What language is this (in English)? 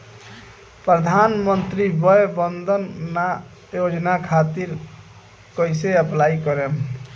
Bhojpuri